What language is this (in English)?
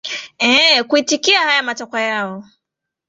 Swahili